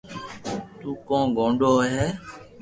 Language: Loarki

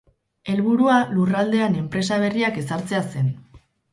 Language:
Basque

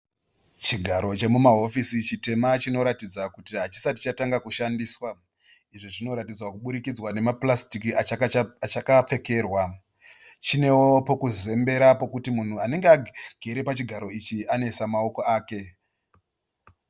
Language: Shona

